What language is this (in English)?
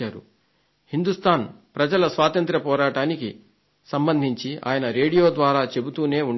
Telugu